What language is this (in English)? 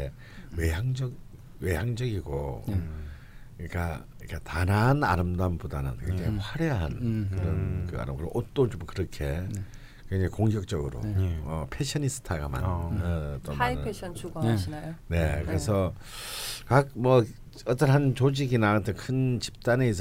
Korean